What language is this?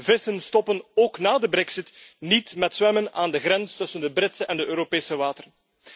Dutch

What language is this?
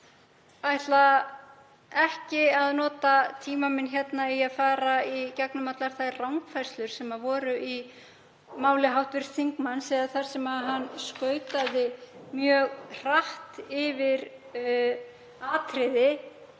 Icelandic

